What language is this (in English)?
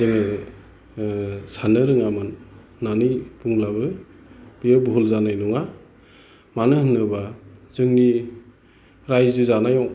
Bodo